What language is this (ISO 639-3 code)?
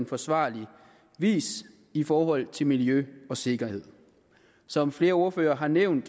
dan